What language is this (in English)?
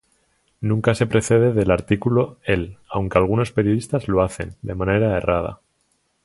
Spanish